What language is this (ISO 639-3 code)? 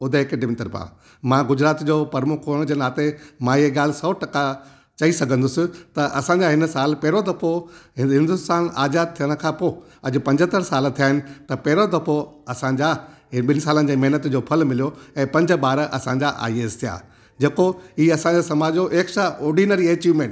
snd